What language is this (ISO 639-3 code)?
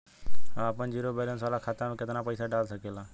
bho